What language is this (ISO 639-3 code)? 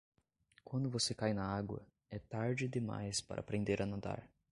por